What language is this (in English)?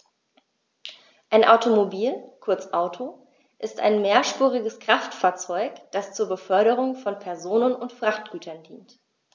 German